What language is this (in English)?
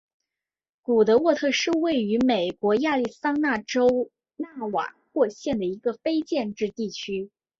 Chinese